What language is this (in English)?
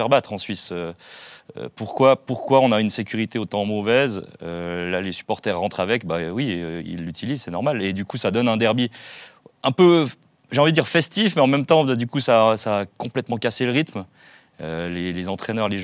French